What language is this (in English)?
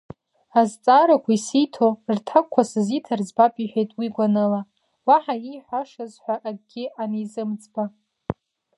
Abkhazian